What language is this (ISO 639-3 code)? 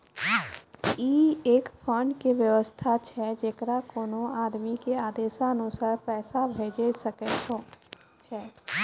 mai